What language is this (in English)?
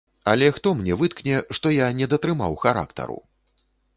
Belarusian